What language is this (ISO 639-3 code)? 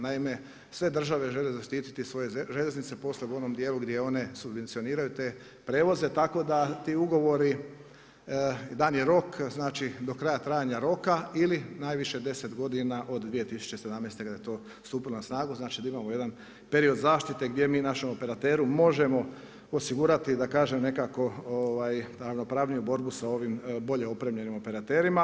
hrv